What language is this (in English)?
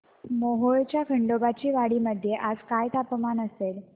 Marathi